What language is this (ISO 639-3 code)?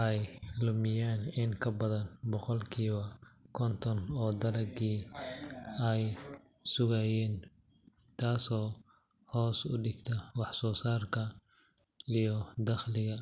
som